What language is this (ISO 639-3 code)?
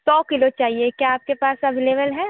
hin